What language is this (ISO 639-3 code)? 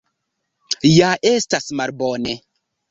epo